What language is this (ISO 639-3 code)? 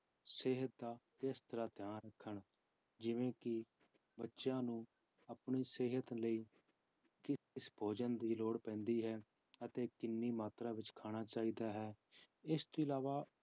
pan